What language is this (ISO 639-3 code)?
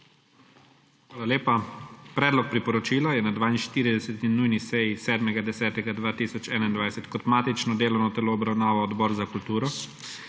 slv